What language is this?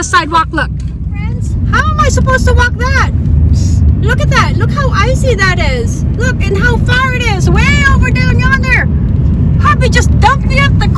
English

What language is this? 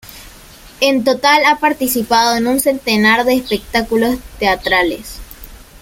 Spanish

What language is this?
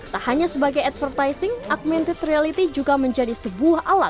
Indonesian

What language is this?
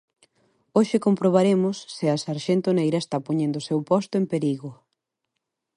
Galician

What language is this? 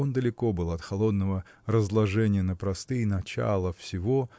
Russian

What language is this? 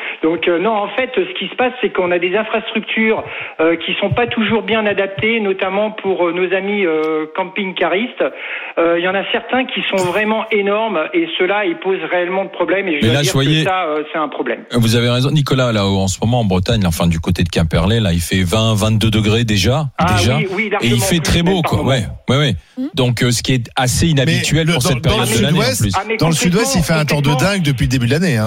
French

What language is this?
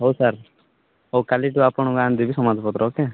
Odia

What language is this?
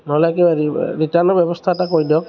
Assamese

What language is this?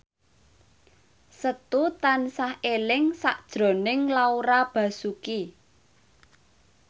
Javanese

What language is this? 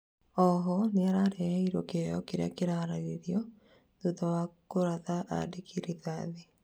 Kikuyu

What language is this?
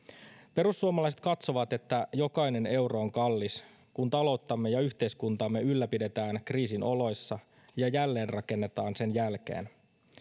Finnish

